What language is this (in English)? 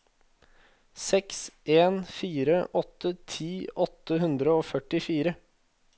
Norwegian